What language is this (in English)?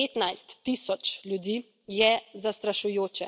Slovenian